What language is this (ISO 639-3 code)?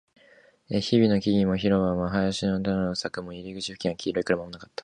jpn